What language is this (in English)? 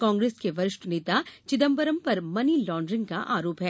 Hindi